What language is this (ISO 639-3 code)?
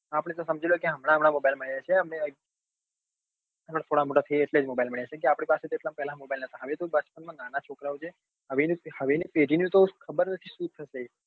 guj